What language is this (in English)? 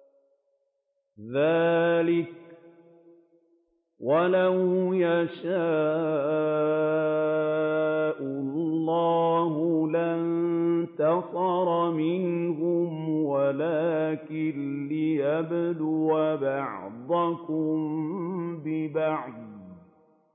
Arabic